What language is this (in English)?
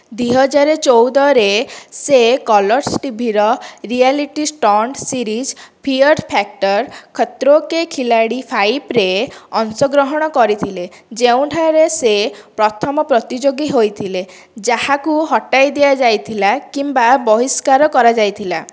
Odia